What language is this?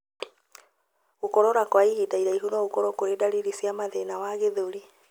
Kikuyu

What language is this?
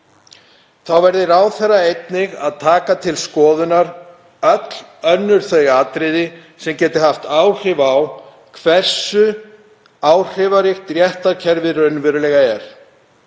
Icelandic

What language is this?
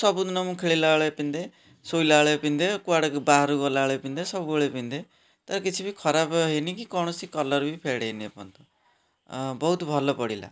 Odia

